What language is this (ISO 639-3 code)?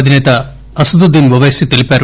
tel